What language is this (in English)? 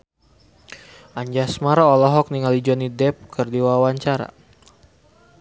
Sundanese